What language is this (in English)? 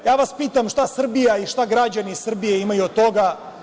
Serbian